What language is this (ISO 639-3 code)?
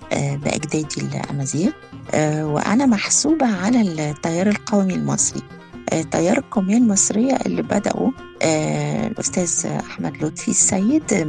ara